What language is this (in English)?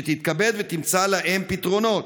Hebrew